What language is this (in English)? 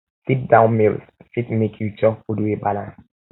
Nigerian Pidgin